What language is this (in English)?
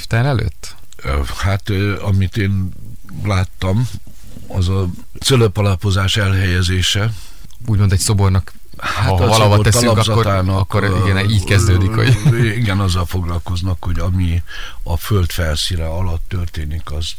Hungarian